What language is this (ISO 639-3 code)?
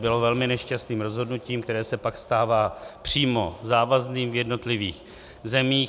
ces